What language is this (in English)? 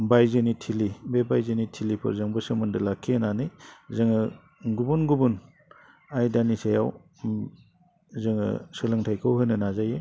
Bodo